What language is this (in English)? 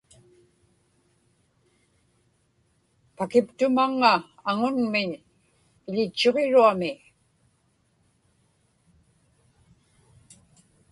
Inupiaq